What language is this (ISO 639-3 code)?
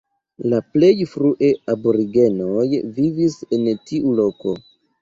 epo